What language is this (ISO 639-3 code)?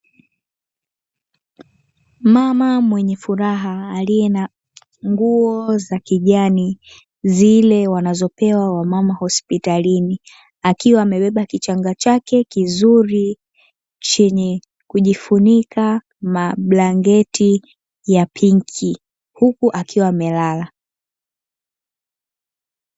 swa